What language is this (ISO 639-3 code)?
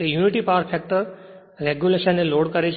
guj